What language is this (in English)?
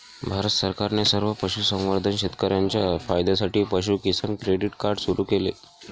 Marathi